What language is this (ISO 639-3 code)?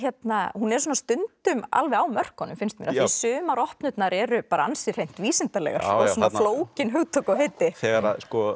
isl